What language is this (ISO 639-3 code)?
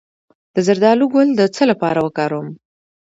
pus